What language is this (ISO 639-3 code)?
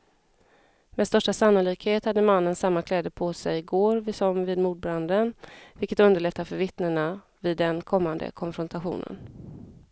swe